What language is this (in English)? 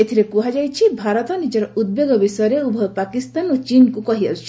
Odia